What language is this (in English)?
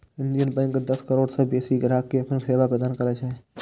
Maithili